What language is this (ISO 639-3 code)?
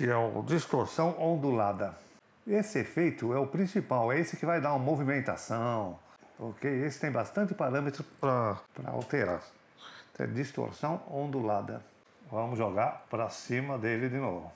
por